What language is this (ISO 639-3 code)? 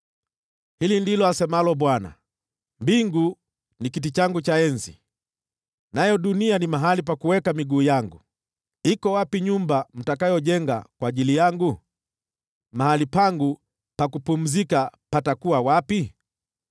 swa